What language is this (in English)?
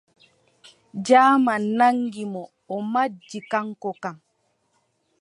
Adamawa Fulfulde